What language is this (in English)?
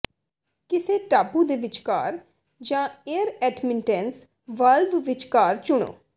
Punjabi